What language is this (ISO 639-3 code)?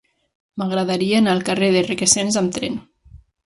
cat